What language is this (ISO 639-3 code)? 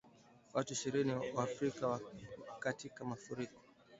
swa